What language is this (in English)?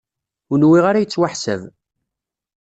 Kabyle